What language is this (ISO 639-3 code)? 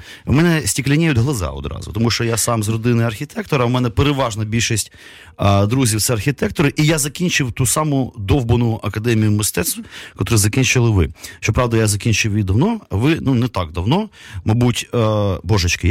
ukr